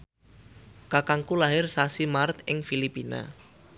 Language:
Javanese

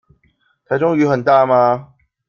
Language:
Chinese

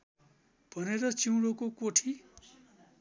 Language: Nepali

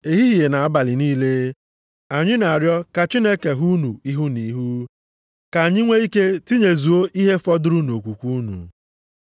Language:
Igbo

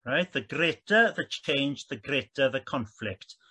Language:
Welsh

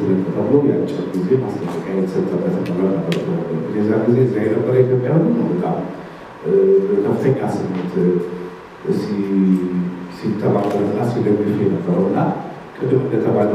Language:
Arabic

